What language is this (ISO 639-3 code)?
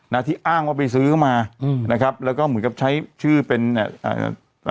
tha